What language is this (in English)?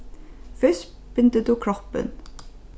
Faroese